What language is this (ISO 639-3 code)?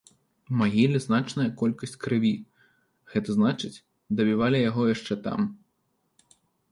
bel